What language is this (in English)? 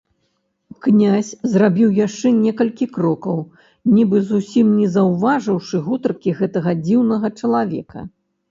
Belarusian